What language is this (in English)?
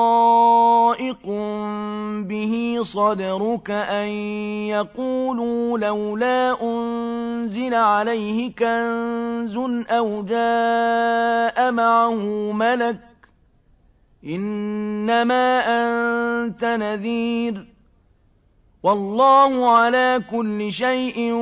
Arabic